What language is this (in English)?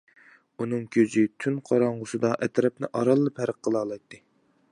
Uyghur